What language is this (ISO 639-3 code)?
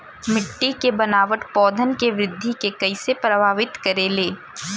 bho